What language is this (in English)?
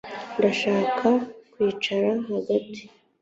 Kinyarwanda